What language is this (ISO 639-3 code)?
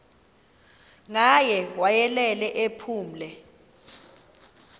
xho